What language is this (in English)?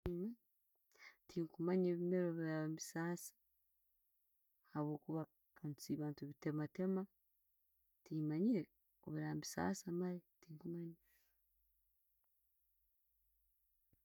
Tooro